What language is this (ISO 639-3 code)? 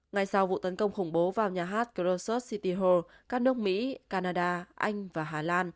vie